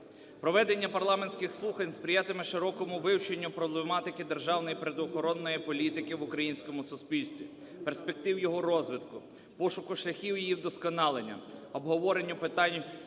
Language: Ukrainian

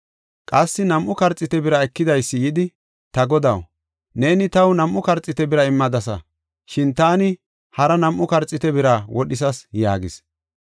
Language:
Gofa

